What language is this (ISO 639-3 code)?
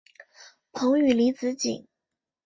zho